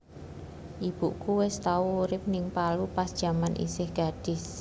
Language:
Javanese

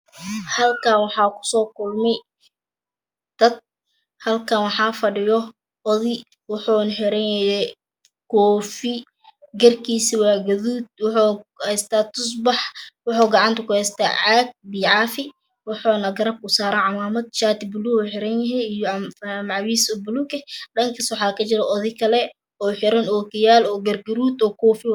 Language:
Somali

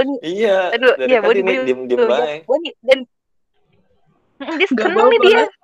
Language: Indonesian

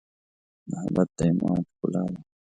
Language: Pashto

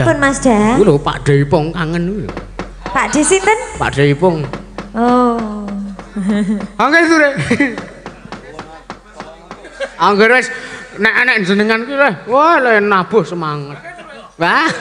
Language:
Indonesian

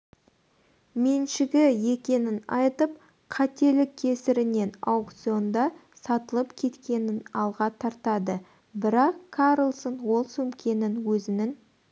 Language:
Kazakh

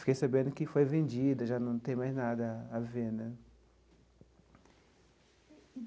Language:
Portuguese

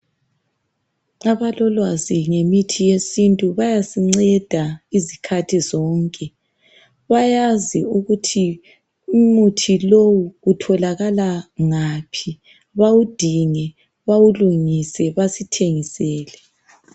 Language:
North Ndebele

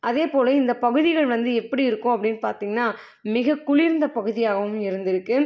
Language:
Tamil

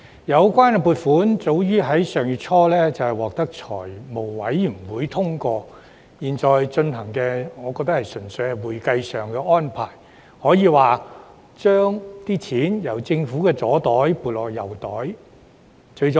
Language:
Cantonese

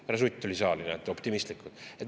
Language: Estonian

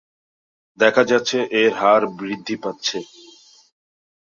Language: Bangla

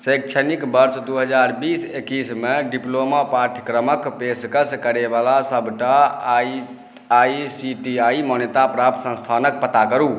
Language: Maithili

